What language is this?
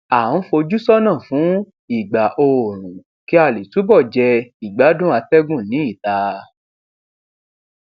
Yoruba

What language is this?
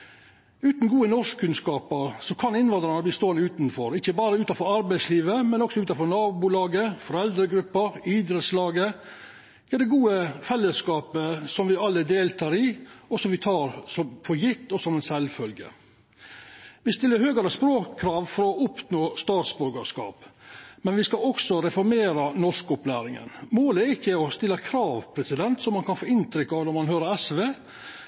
Norwegian Nynorsk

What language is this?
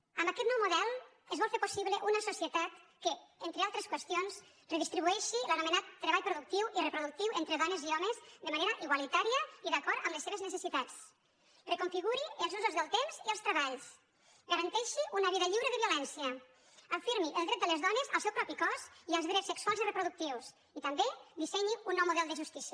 Catalan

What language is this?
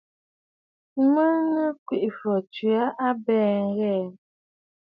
Bafut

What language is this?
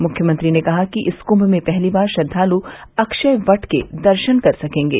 Hindi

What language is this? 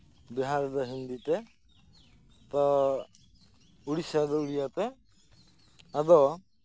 Santali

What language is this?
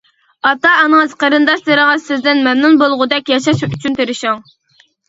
Uyghur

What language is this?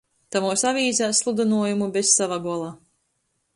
Latgalian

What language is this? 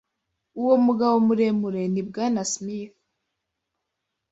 Kinyarwanda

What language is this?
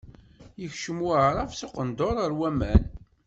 Kabyle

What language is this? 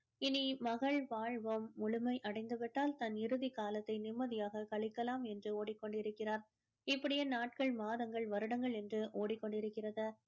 Tamil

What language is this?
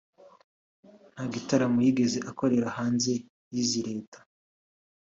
Kinyarwanda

